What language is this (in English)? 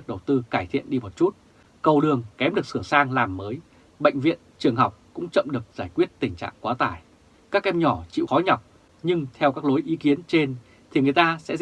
Vietnamese